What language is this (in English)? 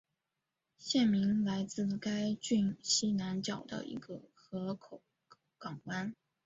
Chinese